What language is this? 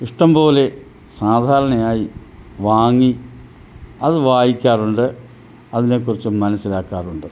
Malayalam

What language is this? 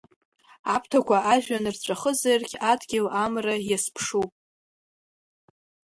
Abkhazian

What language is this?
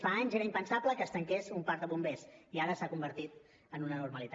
Catalan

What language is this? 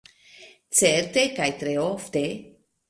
Esperanto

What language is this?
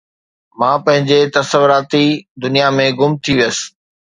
Sindhi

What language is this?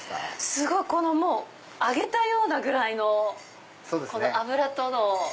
Japanese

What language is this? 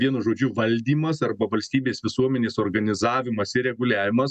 Lithuanian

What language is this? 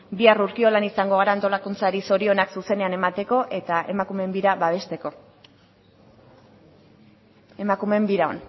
Basque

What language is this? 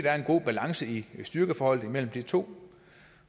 Danish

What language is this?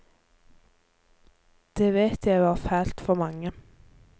Norwegian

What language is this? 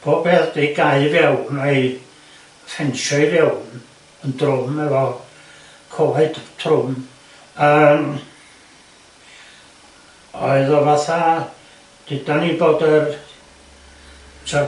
Welsh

